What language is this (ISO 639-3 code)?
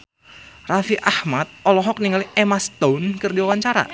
sun